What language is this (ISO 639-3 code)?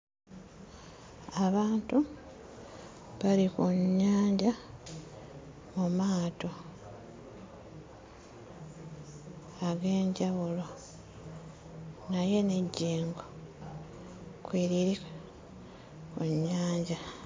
lug